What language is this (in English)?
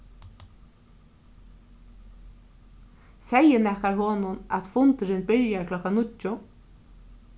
Faroese